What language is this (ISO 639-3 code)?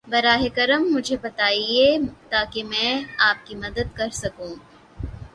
urd